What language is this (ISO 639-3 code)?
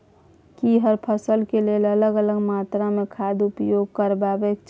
mai